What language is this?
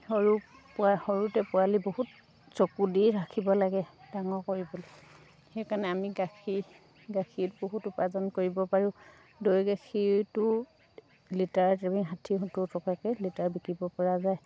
Assamese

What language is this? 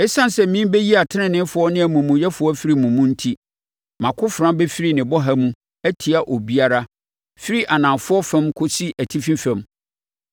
Akan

